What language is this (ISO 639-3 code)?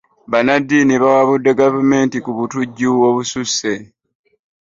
lug